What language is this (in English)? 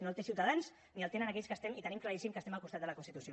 Catalan